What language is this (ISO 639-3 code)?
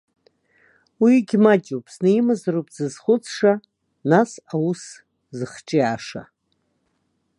abk